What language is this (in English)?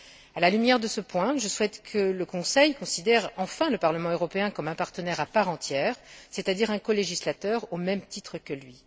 French